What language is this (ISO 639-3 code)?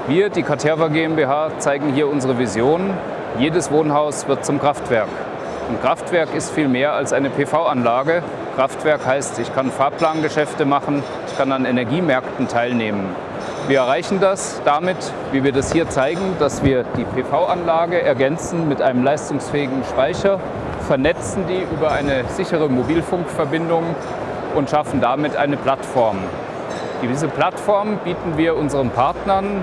deu